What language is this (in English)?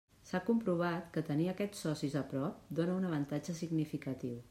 Catalan